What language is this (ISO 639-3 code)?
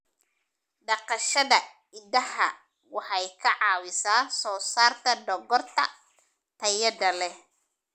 som